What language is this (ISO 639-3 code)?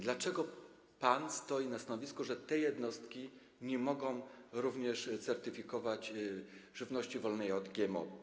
pol